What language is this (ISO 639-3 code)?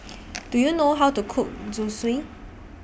eng